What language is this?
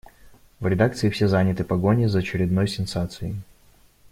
Russian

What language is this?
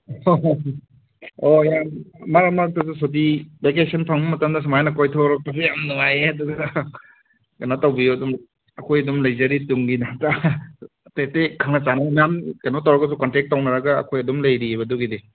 Manipuri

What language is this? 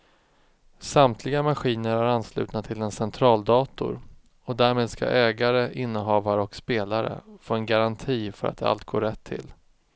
Swedish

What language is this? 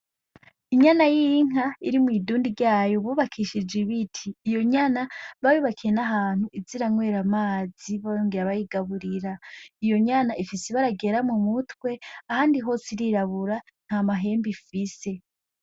Rundi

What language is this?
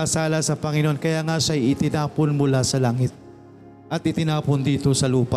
Filipino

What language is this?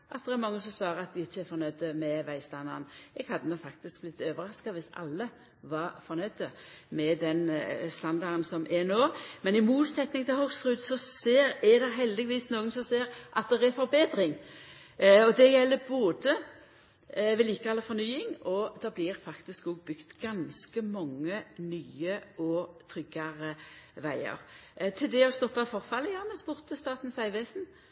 Norwegian Nynorsk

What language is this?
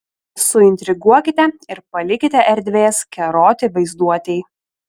Lithuanian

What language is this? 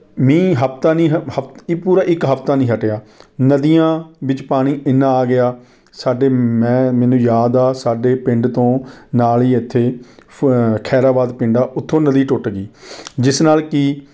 Punjabi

